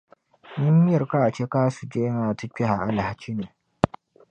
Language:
Dagbani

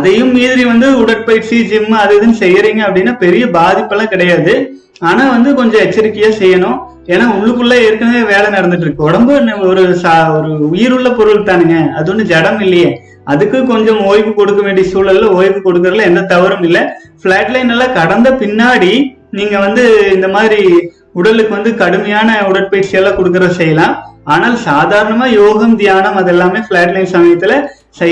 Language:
Tamil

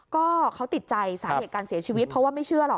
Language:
Thai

